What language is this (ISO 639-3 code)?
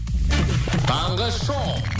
kaz